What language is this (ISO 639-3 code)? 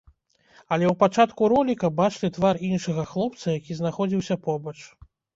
bel